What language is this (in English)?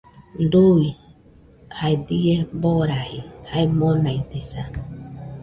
Nüpode Huitoto